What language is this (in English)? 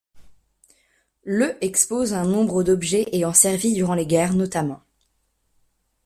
French